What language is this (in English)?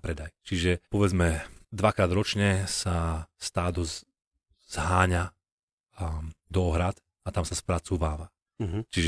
Slovak